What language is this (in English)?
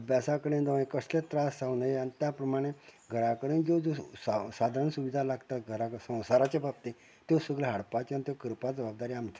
Konkani